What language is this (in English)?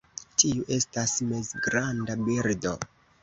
Esperanto